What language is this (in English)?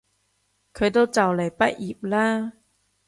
Cantonese